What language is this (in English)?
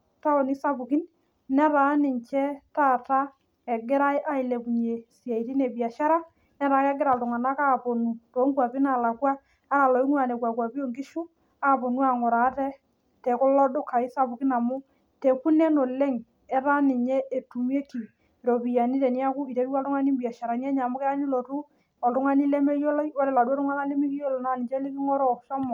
Masai